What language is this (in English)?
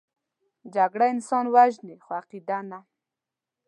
Pashto